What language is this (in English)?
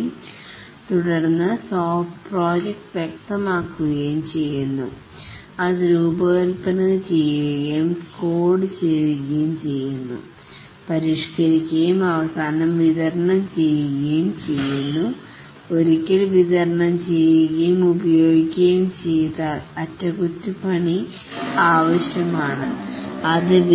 Malayalam